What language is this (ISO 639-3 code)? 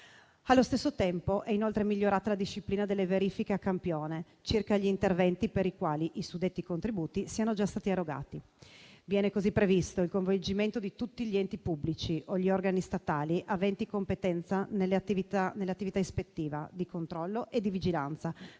ita